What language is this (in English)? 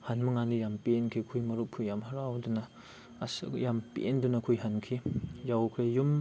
Manipuri